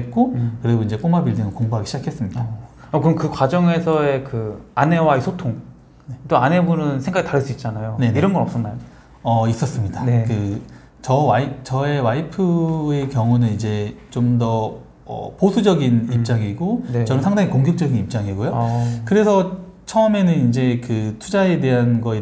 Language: Korean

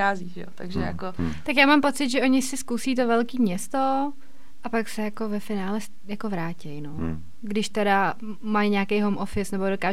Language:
Czech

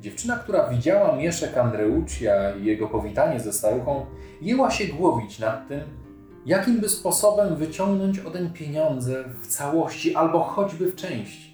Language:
Polish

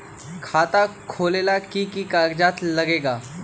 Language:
Magahi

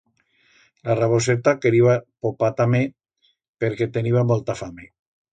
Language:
Aragonese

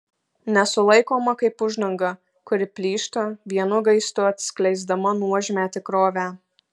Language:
Lithuanian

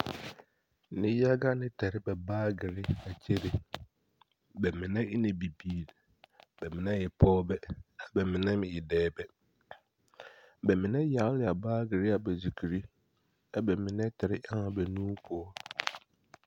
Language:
Southern Dagaare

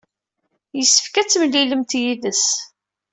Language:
Kabyle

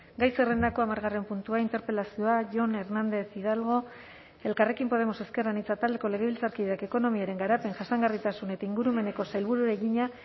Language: Basque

